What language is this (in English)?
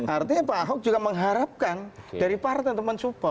Indonesian